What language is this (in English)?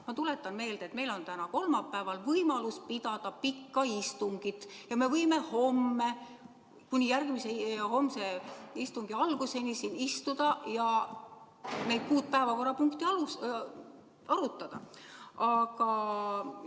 Estonian